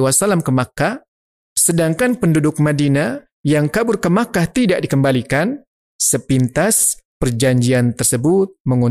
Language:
Indonesian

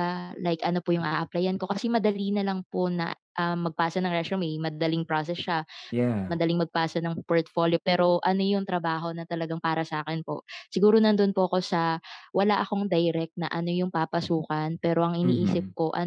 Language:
Filipino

